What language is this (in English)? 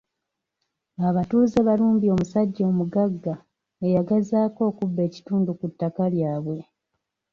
Ganda